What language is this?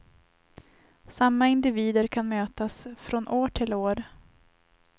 Swedish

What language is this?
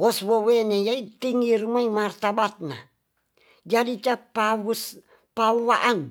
Tonsea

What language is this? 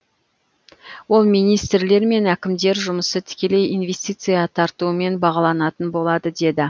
Kazakh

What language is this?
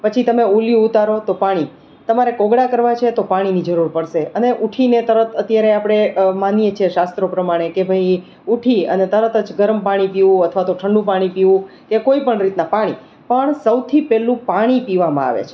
Gujarati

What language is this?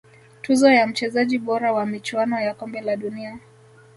Swahili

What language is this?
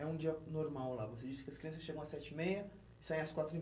Portuguese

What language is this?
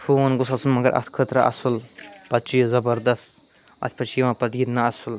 Kashmiri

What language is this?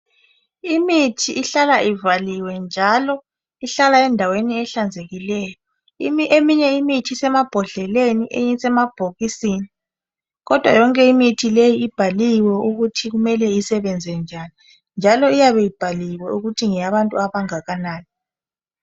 North Ndebele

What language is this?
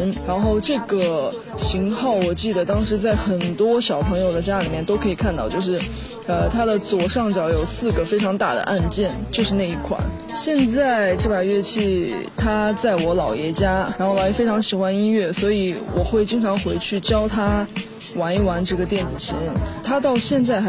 Chinese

